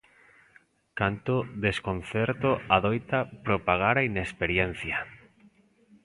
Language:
Galician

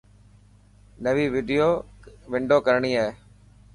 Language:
Dhatki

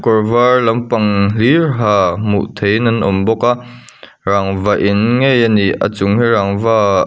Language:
Mizo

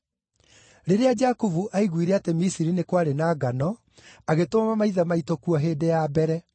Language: Kikuyu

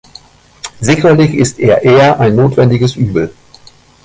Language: German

